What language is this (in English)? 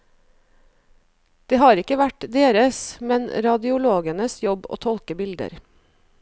Norwegian